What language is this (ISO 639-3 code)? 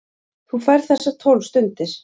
isl